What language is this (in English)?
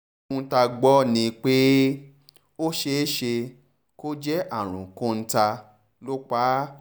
Yoruba